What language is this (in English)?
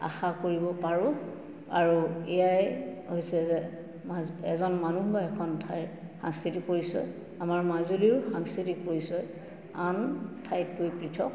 Assamese